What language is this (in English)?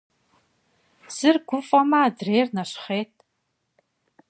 Kabardian